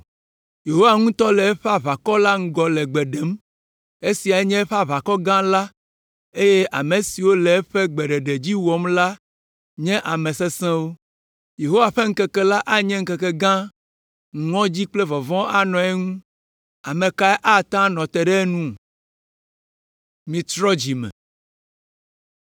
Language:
Ewe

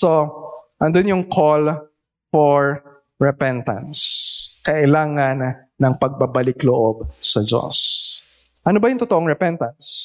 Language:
Filipino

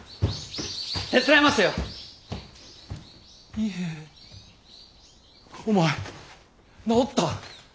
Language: Japanese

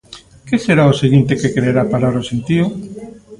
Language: Galician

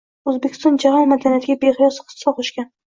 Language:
Uzbek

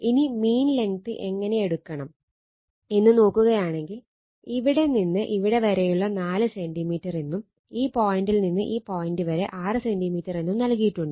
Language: Malayalam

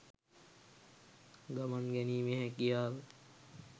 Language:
Sinhala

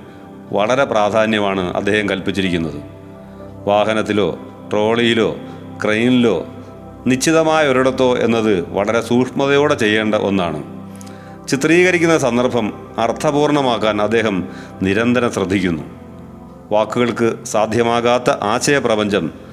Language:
Malayalam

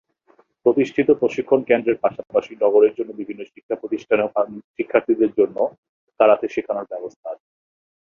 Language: Bangla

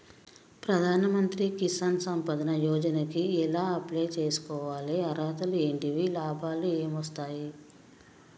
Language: Telugu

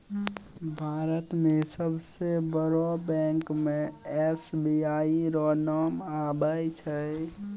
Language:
Maithili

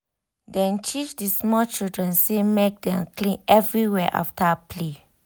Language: Nigerian Pidgin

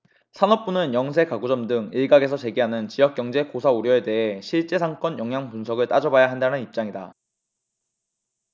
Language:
Korean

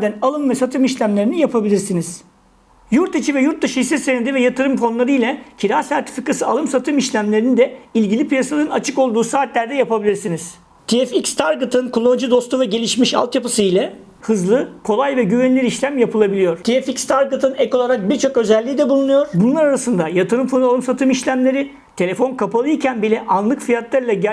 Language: Turkish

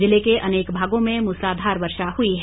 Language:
Hindi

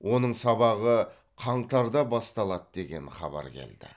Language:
Kazakh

